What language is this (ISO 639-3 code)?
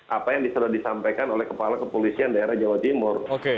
ind